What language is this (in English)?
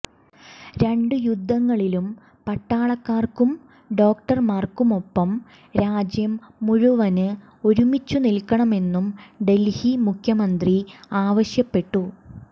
Malayalam